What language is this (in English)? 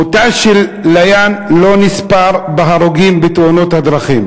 Hebrew